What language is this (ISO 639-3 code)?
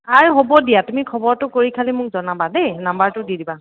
asm